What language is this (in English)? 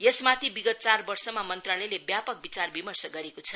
Nepali